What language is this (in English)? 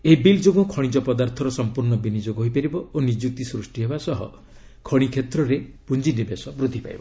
Odia